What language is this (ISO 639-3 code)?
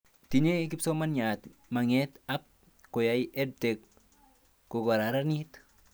kln